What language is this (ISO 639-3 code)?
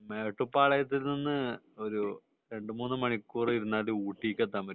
mal